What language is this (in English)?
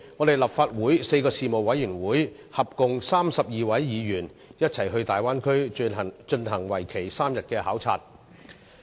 Cantonese